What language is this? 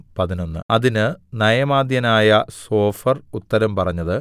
Malayalam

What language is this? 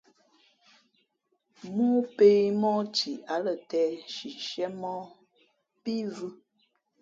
Fe'fe'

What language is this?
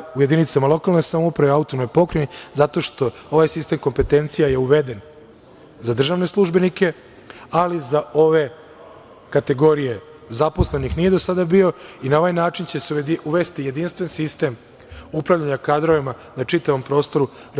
Serbian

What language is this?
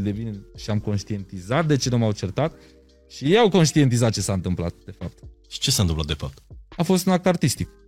Romanian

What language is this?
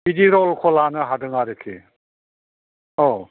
Bodo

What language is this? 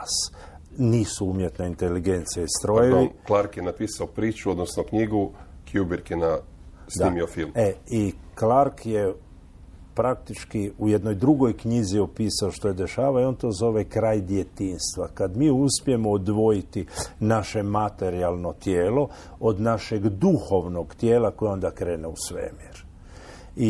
Croatian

